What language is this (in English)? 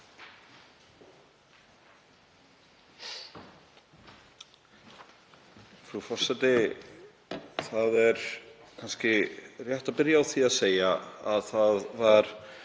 Icelandic